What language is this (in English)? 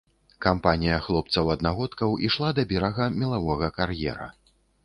Belarusian